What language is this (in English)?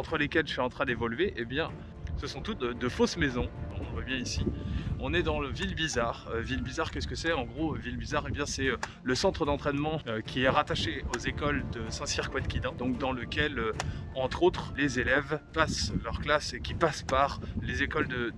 French